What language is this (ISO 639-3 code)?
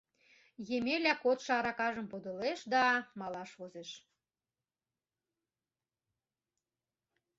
chm